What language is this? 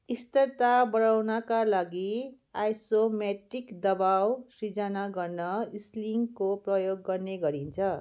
Nepali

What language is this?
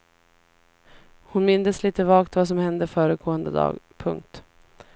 Swedish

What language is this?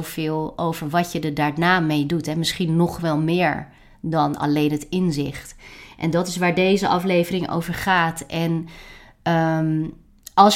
Dutch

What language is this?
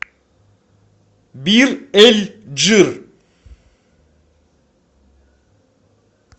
Russian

